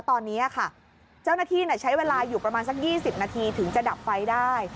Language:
Thai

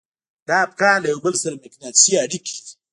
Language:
Pashto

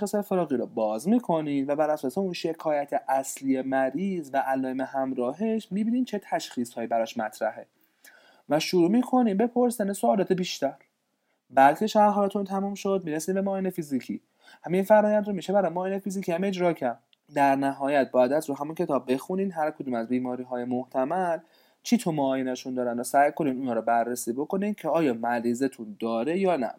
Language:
Persian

